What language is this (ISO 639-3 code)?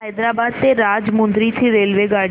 mar